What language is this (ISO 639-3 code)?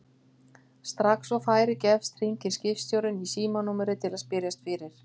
isl